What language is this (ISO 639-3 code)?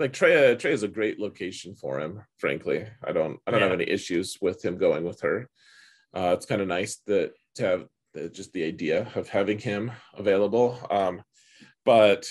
eng